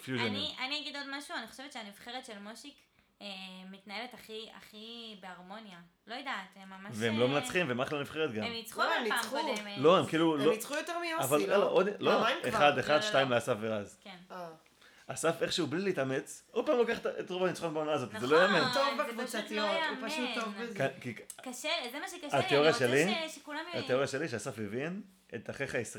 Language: Hebrew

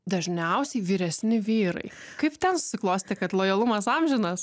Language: Lithuanian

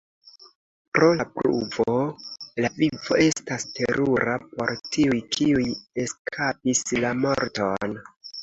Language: Esperanto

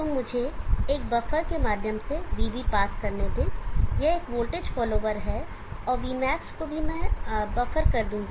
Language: Hindi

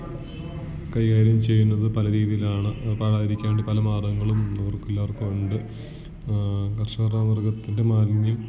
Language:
Malayalam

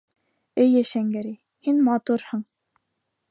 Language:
Bashkir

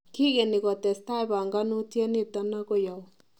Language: Kalenjin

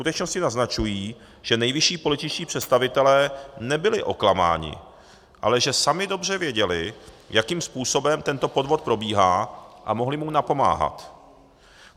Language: Czech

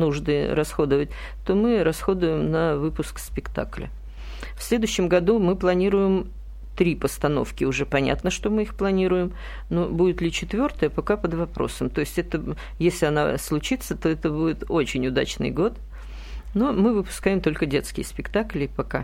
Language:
Russian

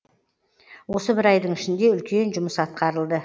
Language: Kazakh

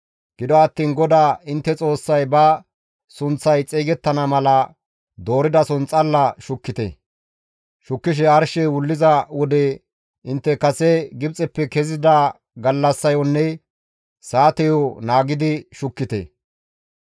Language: Gamo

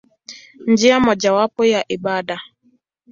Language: Swahili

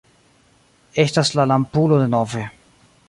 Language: Esperanto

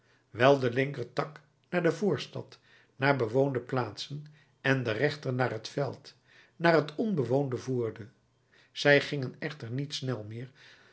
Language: Dutch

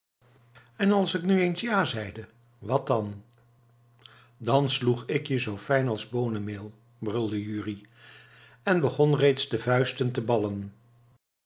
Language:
Dutch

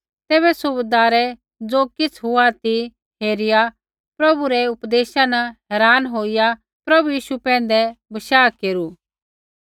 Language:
Kullu Pahari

